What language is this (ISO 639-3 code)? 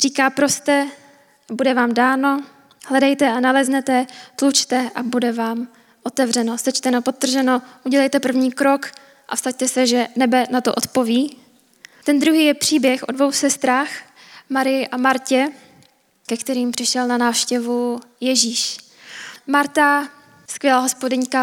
ces